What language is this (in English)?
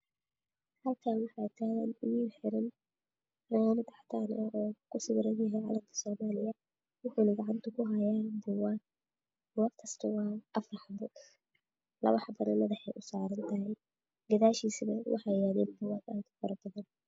Somali